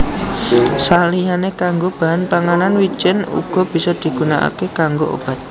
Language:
Javanese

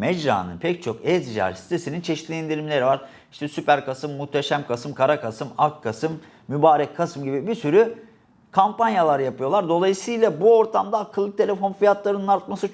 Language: Turkish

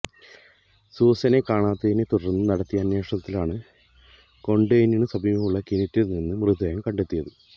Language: Malayalam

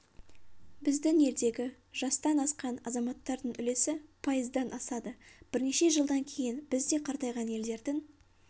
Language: Kazakh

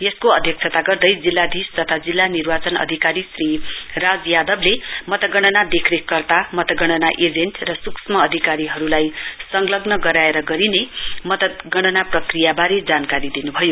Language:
Nepali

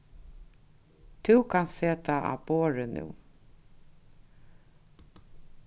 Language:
Faroese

